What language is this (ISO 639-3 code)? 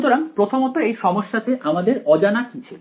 ben